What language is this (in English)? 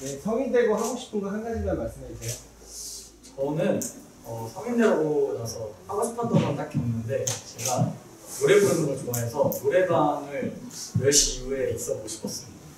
Korean